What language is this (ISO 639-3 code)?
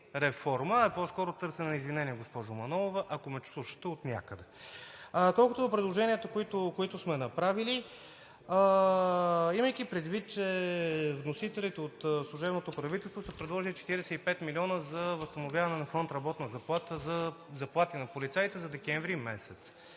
bul